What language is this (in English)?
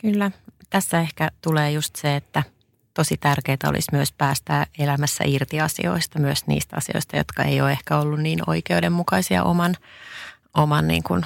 Finnish